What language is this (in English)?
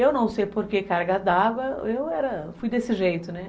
Portuguese